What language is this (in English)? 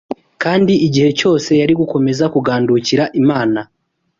Kinyarwanda